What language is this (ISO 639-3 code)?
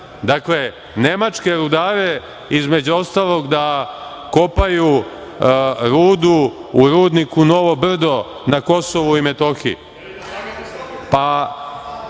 srp